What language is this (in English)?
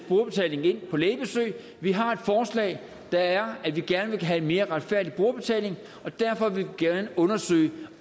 Danish